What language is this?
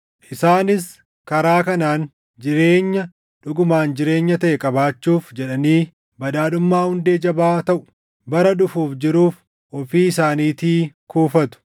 Oromo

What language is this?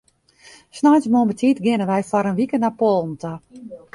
Western Frisian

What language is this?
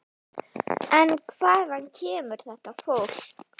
Icelandic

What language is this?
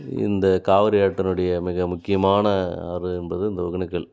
Tamil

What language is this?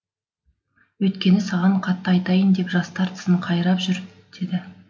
Kazakh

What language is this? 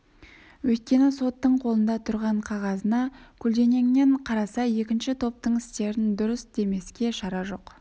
Kazakh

